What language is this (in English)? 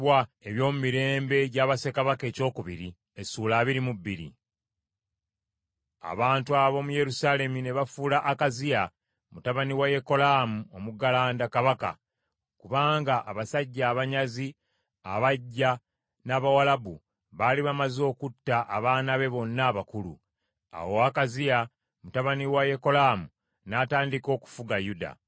Ganda